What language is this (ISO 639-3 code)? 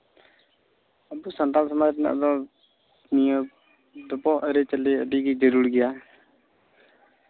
sat